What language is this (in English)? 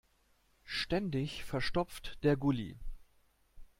German